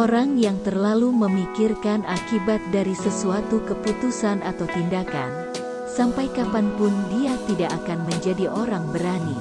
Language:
Indonesian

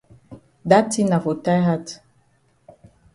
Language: Cameroon Pidgin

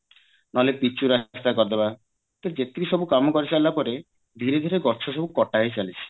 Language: Odia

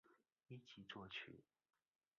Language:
Chinese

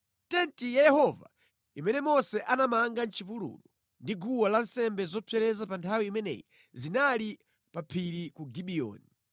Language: Nyanja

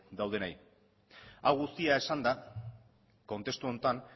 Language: Basque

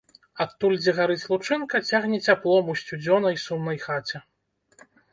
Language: Belarusian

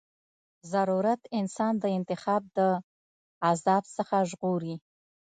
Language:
Pashto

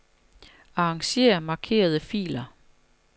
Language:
Danish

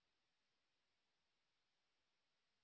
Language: Bangla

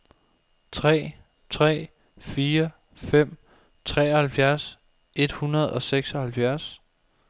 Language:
Danish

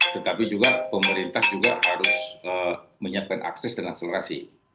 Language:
Indonesian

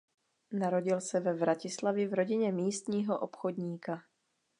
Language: Czech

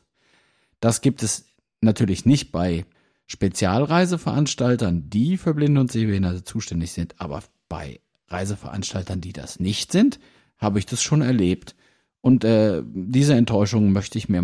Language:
German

